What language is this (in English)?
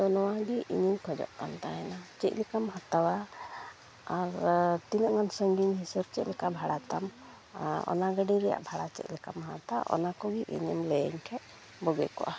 Santali